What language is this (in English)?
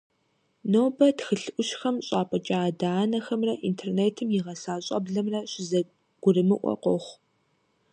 Kabardian